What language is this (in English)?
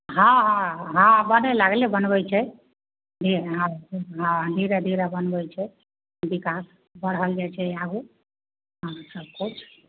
Maithili